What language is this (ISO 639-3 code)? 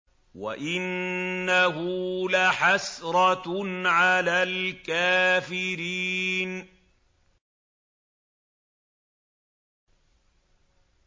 ara